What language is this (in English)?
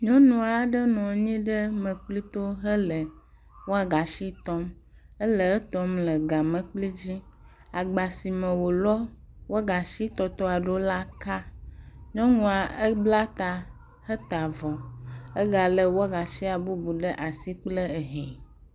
Ewe